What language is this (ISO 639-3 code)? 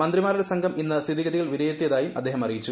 mal